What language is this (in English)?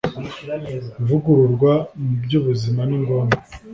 Kinyarwanda